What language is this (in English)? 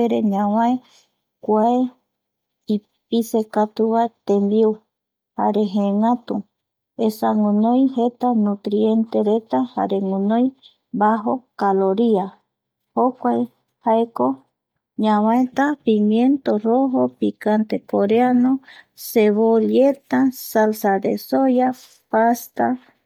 Eastern Bolivian Guaraní